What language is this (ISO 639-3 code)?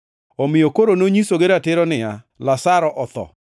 luo